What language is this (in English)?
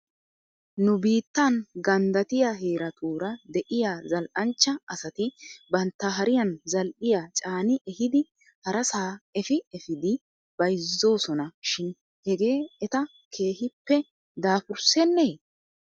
Wolaytta